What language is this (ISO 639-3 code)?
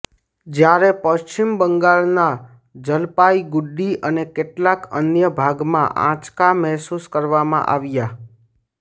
guj